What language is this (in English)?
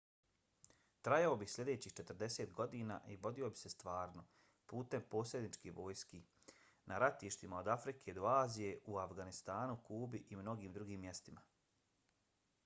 Bosnian